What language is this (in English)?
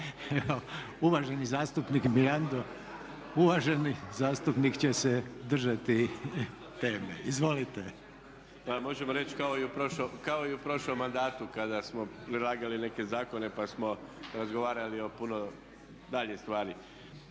Croatian